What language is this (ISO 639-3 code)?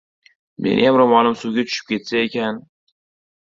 uzb